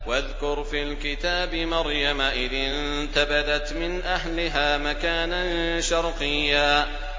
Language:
Arabic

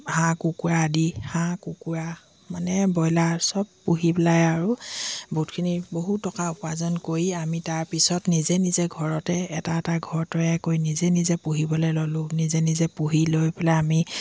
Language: Assamese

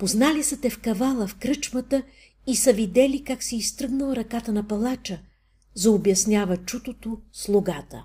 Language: Bulgarian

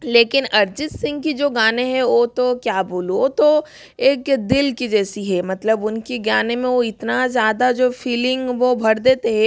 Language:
Hindi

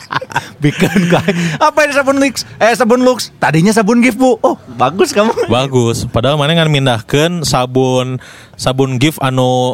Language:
Indonesian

